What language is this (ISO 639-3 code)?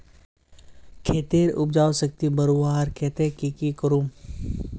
mag